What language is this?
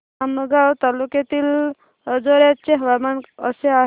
Marathi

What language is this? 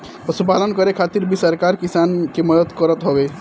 Bhojpuri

